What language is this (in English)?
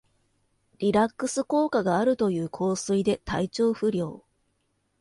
Japanese